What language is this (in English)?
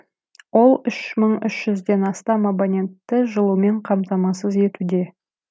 Kazakh